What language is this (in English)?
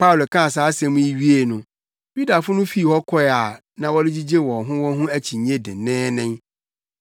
Akan